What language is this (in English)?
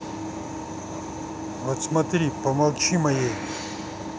Russian